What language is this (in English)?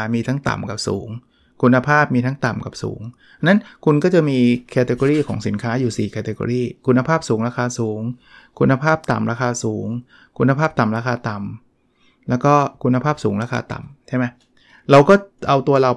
Thai